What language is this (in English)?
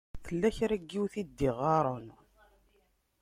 Kabyle